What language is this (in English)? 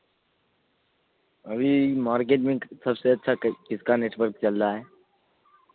Urdu